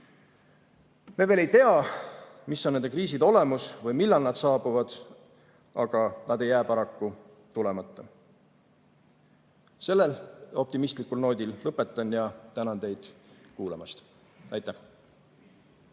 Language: Estonian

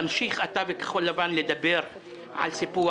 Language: Hebrew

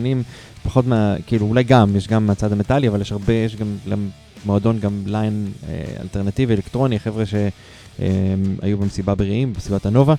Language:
Hebrew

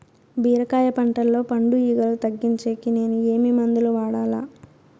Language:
Telugu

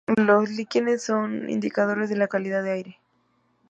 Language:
Spanish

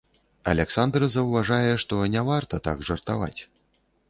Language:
Belarusian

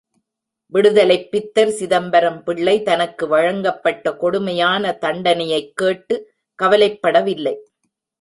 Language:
Tamil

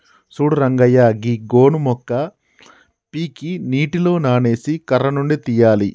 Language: Telugu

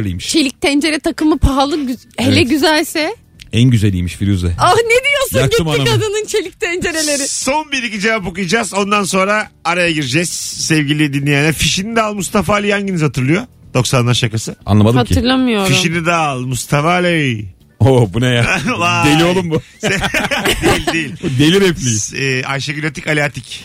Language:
Turkish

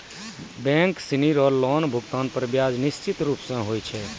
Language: Maithili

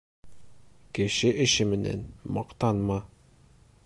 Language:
Bashkir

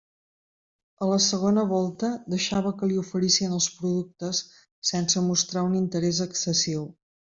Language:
Catalan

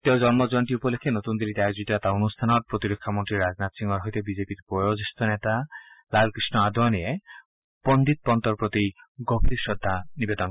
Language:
Assamese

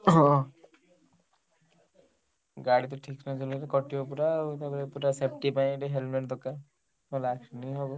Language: Odia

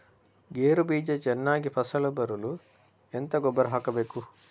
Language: Kannada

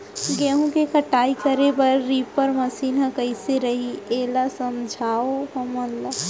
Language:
Chhattisgarhi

